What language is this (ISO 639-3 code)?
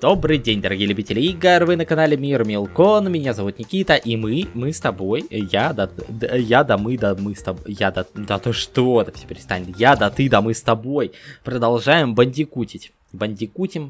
rus